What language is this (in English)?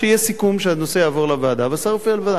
Hebrew